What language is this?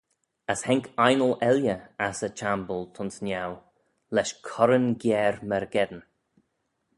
Manx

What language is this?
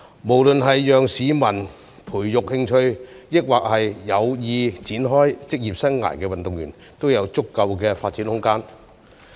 Cantonese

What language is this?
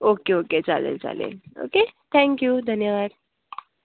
Marathi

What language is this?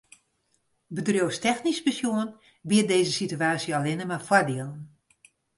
Western Frisian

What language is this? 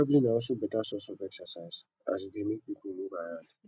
Nigerian Pidgin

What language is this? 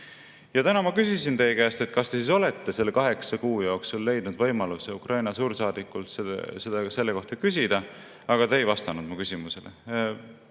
Estonian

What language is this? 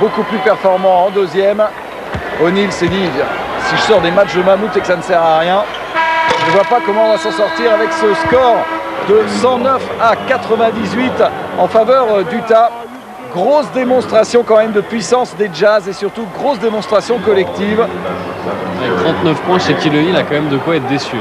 French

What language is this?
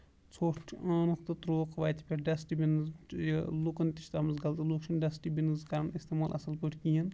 Kashmiri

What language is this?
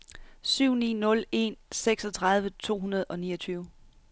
Danish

